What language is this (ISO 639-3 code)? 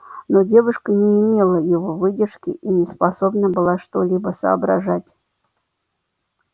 rus